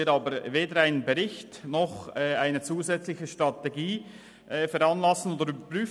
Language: Swiss German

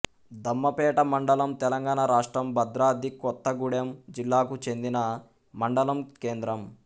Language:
Telugu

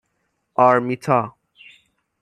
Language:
Persian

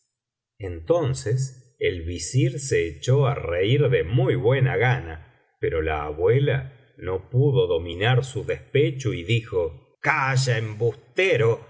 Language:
Spanish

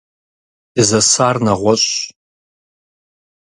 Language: Kabardian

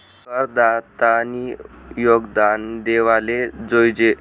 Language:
Marathi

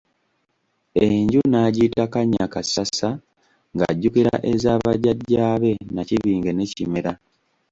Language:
Ganda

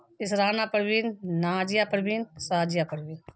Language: Urdu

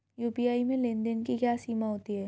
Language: Hindi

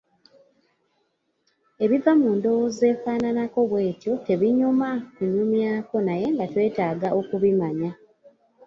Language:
Ganda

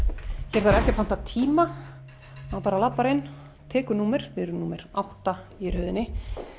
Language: Icelandic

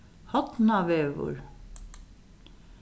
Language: Faroese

